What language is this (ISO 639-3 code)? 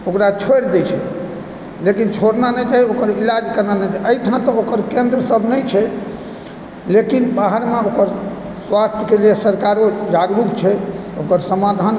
mai